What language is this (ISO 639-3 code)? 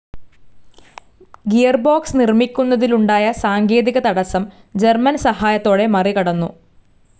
mal